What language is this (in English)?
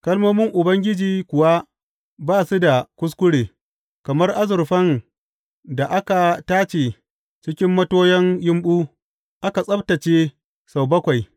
Hausa